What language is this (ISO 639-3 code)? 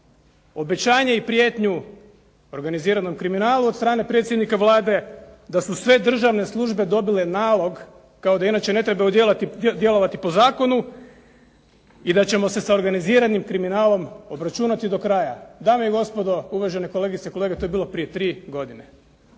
hrv